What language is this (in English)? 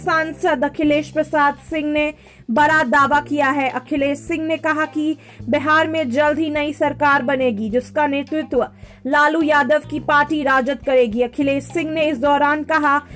Hindi